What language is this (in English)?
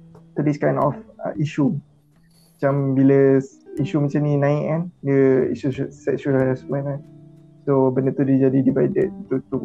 Malay